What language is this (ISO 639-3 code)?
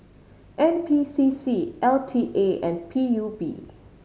eng